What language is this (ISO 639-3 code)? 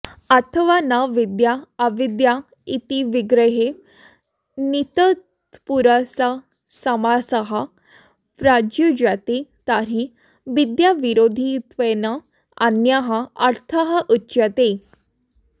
san